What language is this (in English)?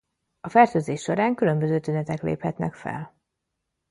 Hungarian